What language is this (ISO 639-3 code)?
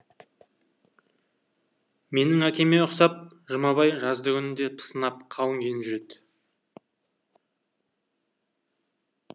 kaz